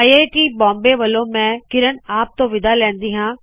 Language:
Punjabi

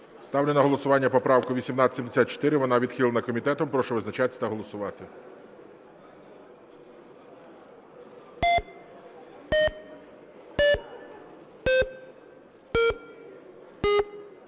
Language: Ukrainian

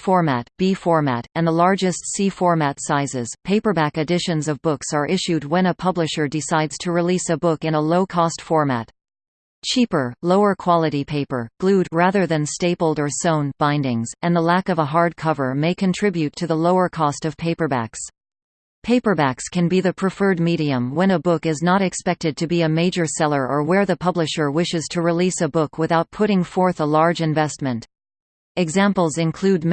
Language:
English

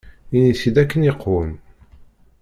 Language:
Kabyle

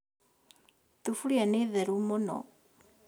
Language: Kikuyu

